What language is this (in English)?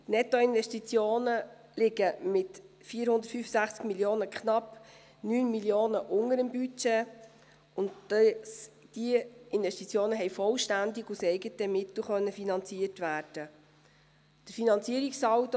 Swiss German